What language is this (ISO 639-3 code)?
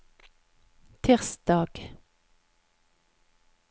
nor